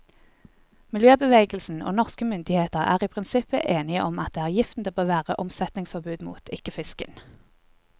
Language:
Norwegian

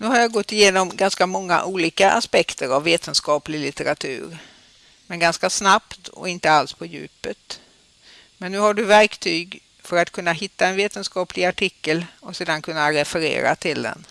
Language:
Swedish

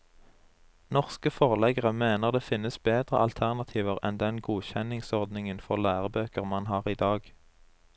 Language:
Norwegian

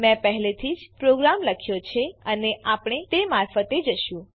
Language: Gujarati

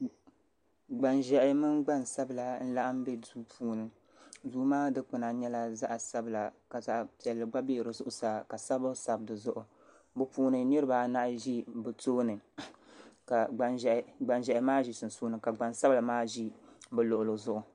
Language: Dagbani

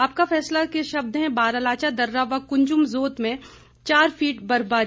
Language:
Hindi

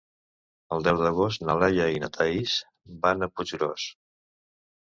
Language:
Catalan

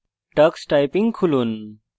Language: Bangla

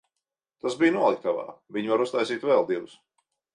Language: Latvian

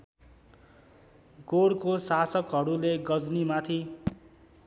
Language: Nepali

